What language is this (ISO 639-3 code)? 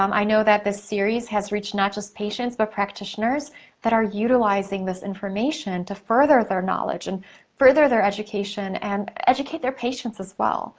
eng